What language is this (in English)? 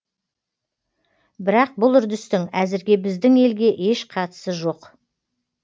Kazakh